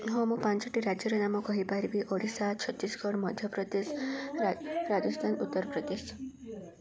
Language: Odia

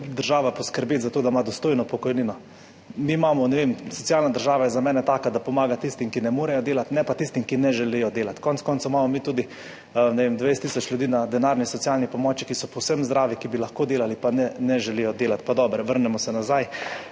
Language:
Slovenian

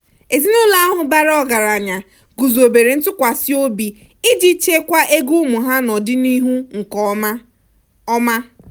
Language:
Igbo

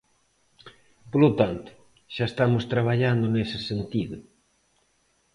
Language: Galician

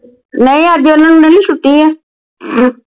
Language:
Punjabi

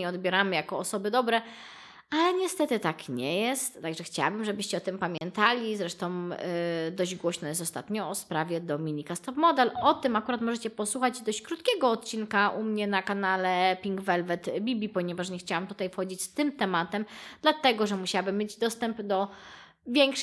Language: Polish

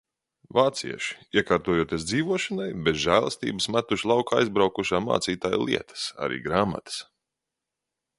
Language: Latvian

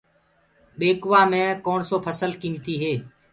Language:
Gurgula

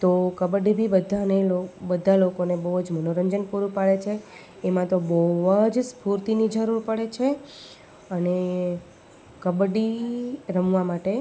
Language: Gujarati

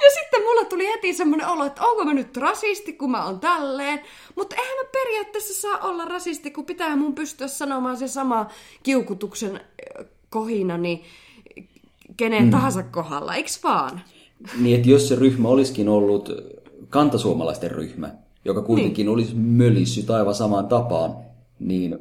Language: Finnish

